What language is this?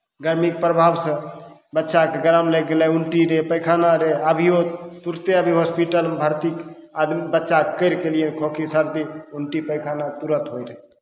Maithili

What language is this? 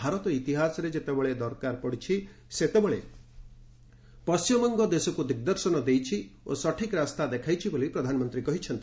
Odia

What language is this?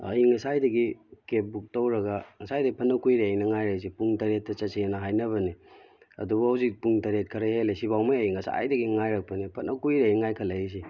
Manipuri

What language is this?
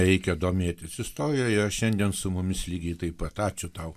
Lithuanian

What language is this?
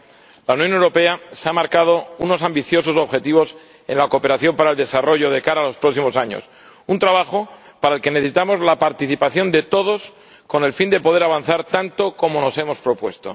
Spanish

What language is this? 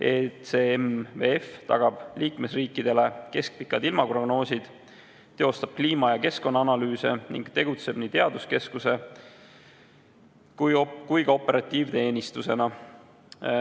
Estonian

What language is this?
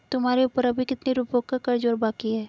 Hindi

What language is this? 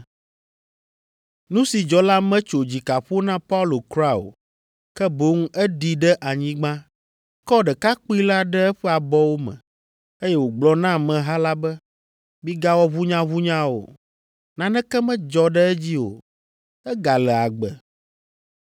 Ewe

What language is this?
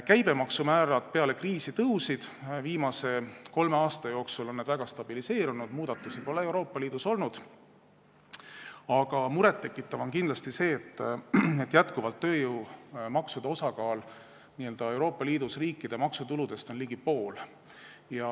Estonian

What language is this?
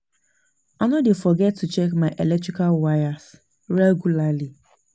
Nigerian Pidgin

